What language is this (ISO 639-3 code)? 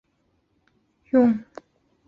zho